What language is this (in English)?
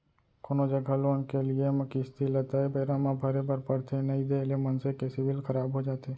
Chhattisgarhi